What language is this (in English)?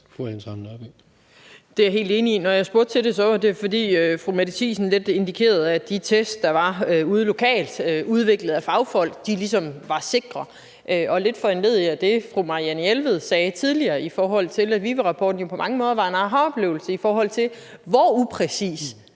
Danish